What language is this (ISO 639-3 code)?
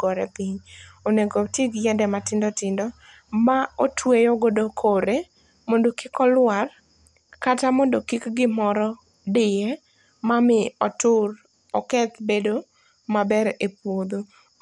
luo